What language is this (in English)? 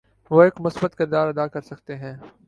Urdu